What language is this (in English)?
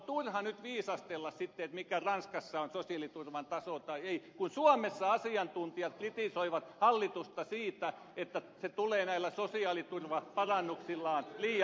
Finnish